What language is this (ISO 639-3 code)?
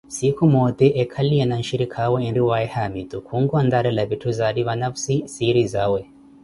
eko